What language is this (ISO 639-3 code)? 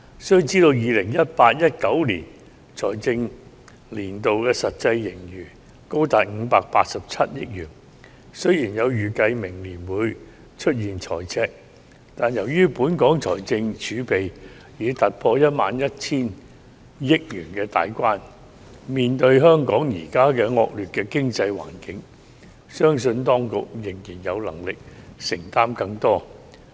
yue